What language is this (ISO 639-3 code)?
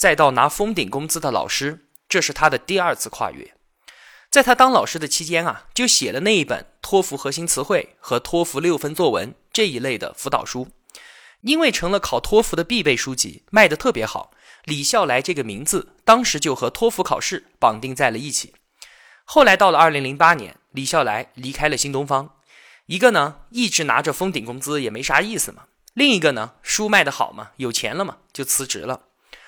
zho